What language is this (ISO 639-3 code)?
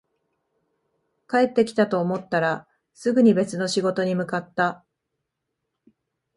jpn